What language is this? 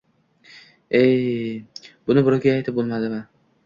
Uzbek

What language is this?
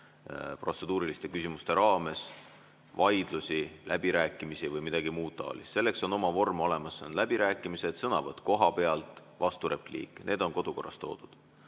Estonian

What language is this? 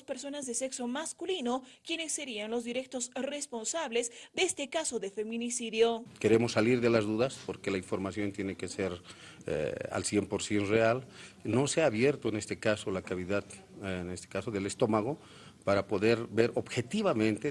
Spanish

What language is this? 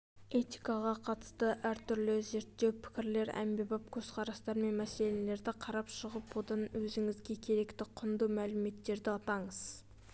Kazakh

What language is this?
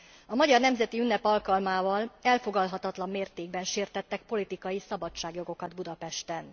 Hungarian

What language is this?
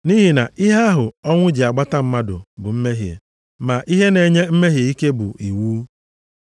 Igbo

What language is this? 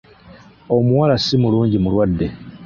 Ganda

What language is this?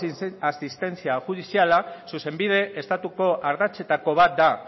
Basque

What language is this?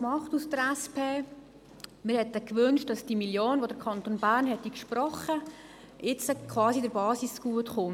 Swiss German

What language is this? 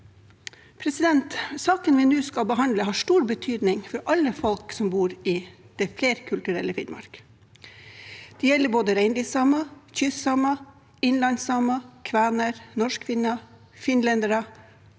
Norwegian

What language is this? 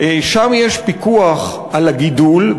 Hebrew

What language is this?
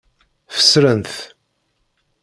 Kabyle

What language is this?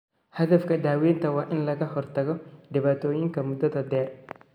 Somali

